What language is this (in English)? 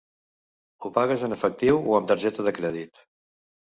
Catalan